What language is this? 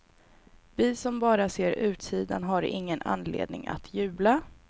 Swedish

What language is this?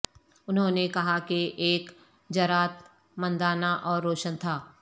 Urdu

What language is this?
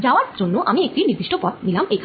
Bangla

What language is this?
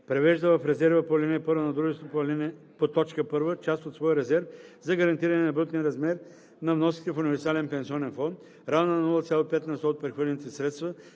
Bulgarian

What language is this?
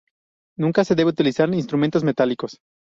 Spanish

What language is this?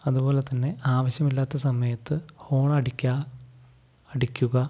Malayalam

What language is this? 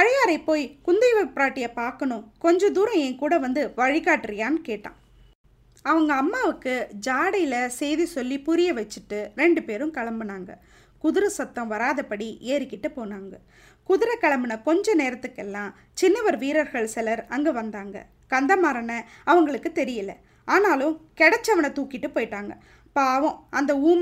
Tamil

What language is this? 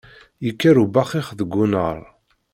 Kabyle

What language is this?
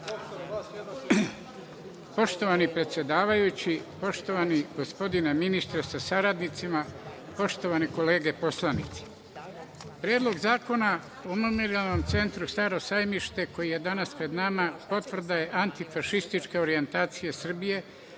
Serbian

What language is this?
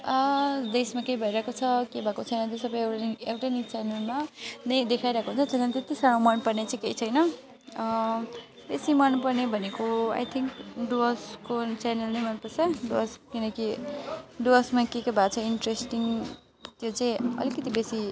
Nepali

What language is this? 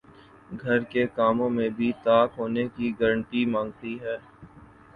Urdu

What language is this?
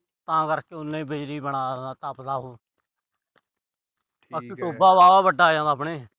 Punjabi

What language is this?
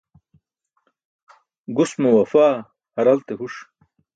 Burushaski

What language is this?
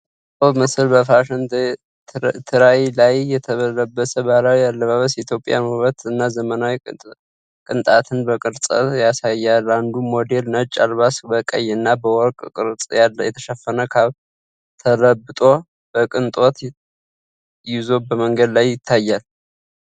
Amharic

